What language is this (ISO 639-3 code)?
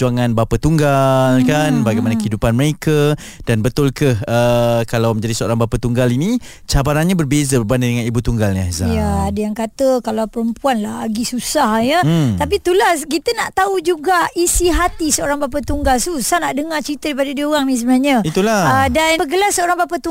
msa